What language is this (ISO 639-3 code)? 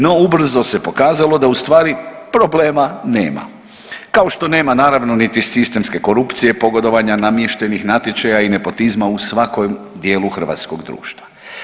hrv